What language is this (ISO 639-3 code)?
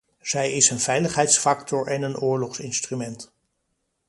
nld